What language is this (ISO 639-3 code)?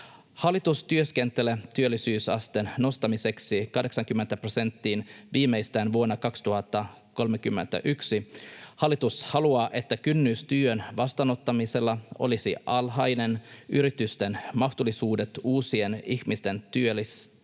fin